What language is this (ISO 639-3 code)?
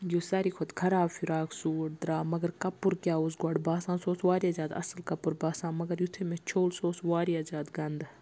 kas